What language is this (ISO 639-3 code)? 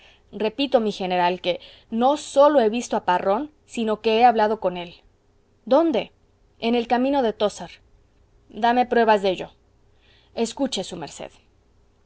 spa